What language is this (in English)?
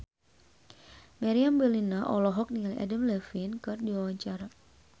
Sundanese